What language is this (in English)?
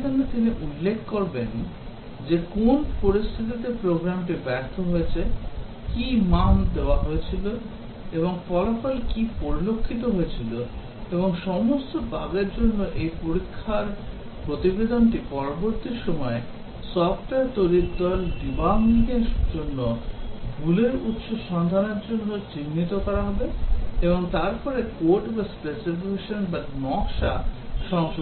Bangla